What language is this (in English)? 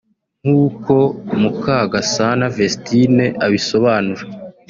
Kinyarwanda